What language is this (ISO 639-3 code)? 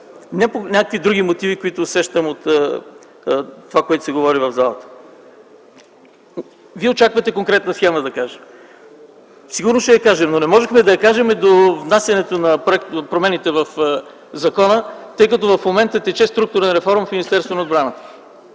bul